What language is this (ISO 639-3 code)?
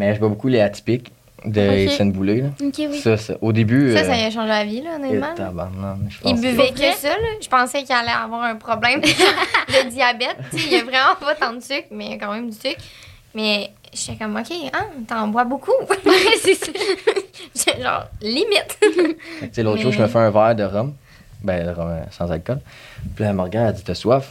fra